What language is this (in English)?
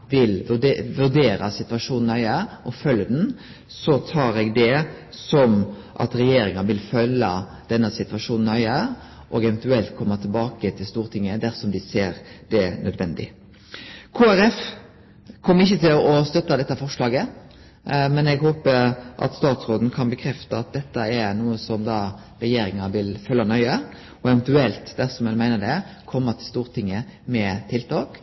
Norwegian Nynorsk